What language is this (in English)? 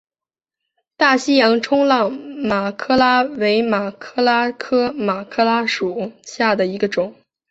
Chinese